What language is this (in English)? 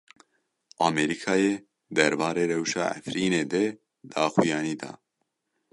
Kurdish